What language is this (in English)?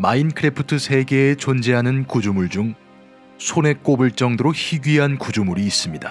Korean